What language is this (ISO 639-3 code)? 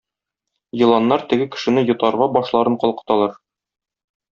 tat